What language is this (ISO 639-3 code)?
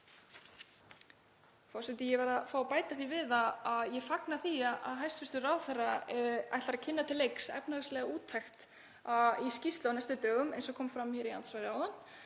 isl